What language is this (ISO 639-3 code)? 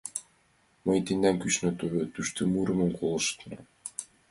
chm